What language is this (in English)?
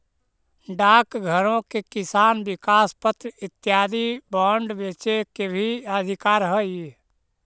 Magahi